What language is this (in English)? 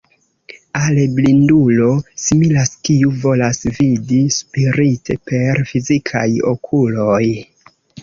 Esperanto